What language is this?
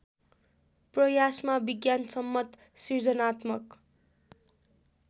Nepali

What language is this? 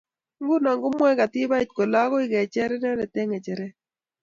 Kalenjin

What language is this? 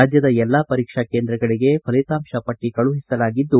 Kannada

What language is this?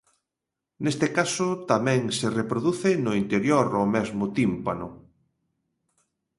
Galician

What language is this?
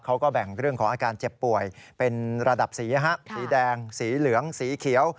Thai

